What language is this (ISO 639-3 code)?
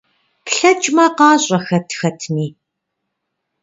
kbd